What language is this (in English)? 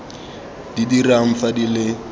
Tswana